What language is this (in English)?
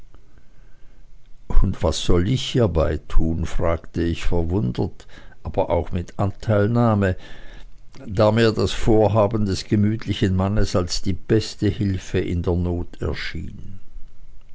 German